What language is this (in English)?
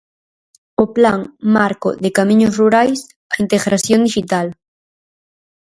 Galician